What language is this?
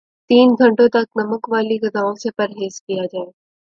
Urdu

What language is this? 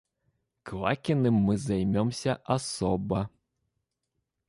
Russian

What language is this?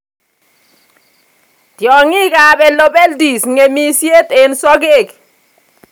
Kalenjin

